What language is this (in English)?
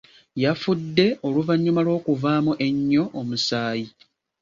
Ganda